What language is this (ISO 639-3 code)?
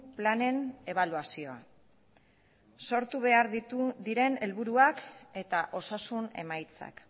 eus